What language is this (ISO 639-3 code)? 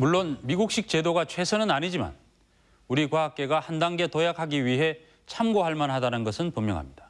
kor